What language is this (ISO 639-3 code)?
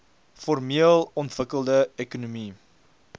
afr